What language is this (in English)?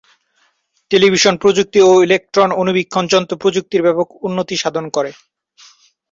Bangla